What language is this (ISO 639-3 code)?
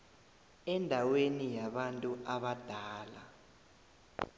nbl